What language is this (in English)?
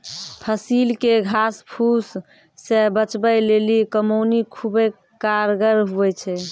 Maithili